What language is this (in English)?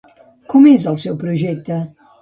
Catalan